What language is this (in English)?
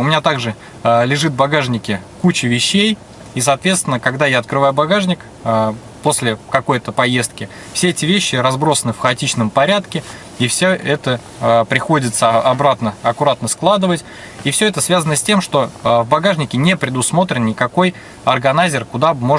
Russian